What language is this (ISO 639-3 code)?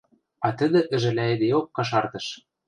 mrj